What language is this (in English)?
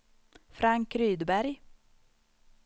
Swedish